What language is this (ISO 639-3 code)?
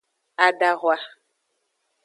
ajg